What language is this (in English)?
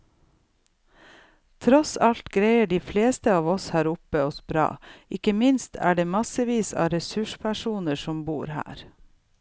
Norwegian